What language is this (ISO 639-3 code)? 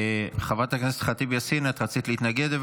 heb